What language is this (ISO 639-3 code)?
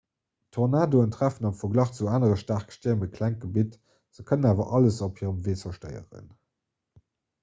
ltz